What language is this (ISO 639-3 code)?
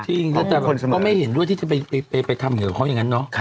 tha